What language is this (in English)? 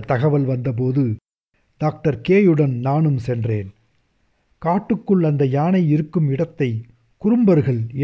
Tamil